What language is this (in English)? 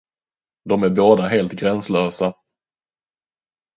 Swedish